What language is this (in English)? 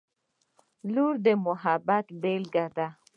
Pashto